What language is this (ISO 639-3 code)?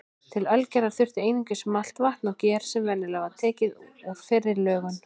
isl